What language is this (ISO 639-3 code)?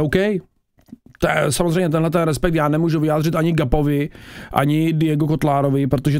ces